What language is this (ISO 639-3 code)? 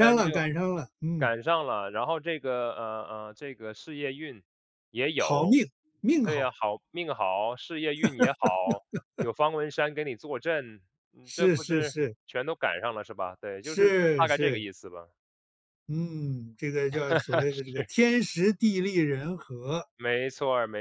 zho